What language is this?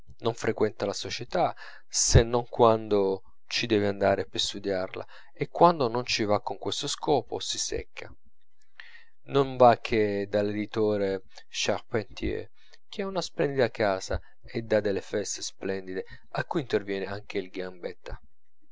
Italian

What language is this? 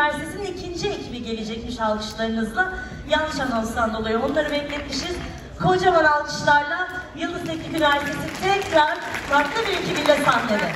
Turkish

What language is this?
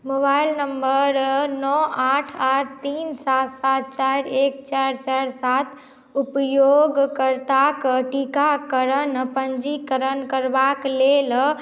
Maithili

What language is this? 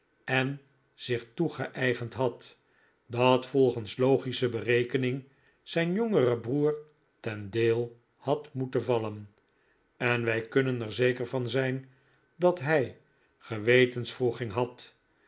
Dutch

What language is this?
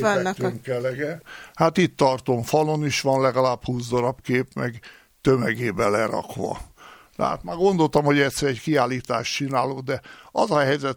Hungarian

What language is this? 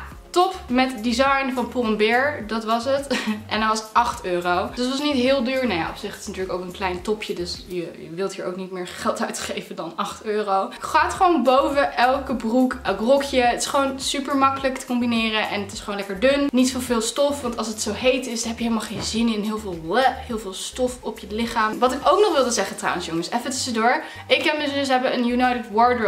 Dutch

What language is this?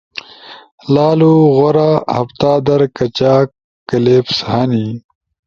Ushojo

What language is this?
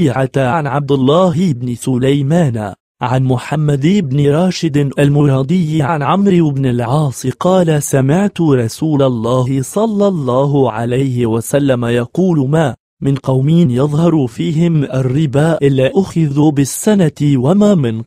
Arabic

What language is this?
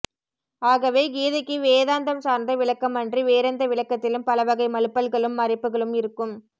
Tamil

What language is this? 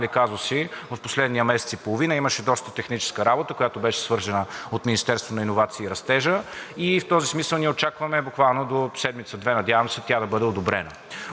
Bulgarian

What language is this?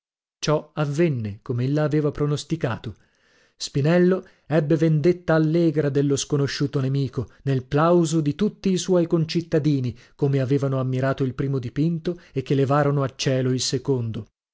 Italian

